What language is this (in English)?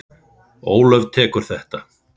Icelandic